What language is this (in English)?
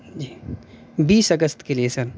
Urdu